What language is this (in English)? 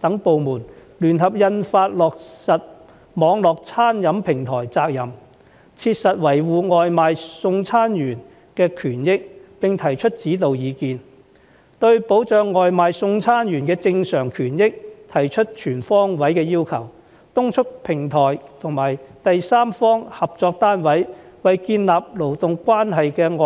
Cantonese